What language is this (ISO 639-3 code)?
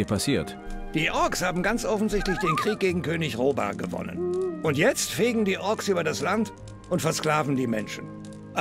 deu